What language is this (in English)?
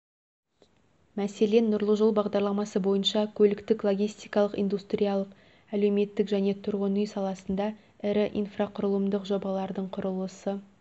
Kazakh